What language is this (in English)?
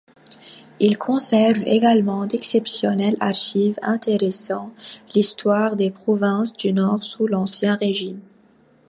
French